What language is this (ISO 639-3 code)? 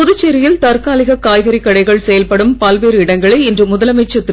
tam